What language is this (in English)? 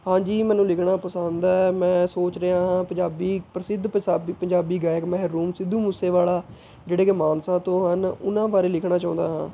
Punjabi